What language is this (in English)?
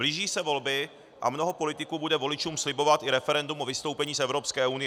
Czech